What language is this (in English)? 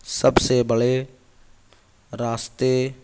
Urdu